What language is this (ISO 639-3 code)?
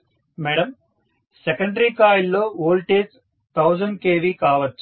tel